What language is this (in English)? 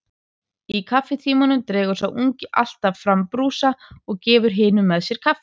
Icelandic